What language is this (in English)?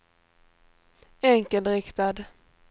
Swedish